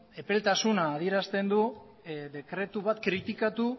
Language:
Basque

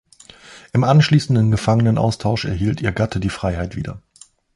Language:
German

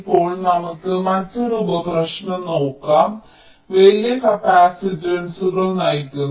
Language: Malayalam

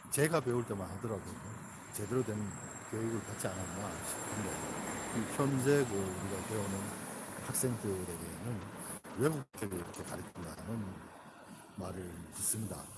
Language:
Korean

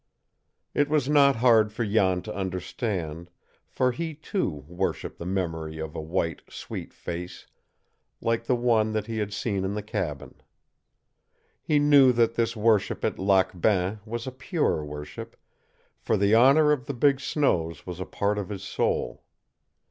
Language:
English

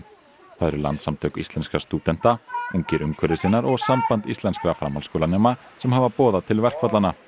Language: Icelandic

